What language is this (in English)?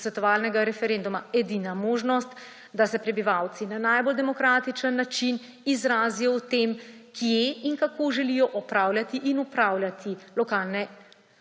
Slovenian